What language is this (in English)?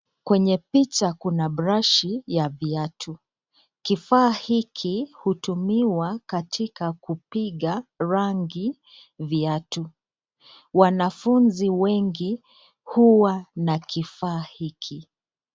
Swahili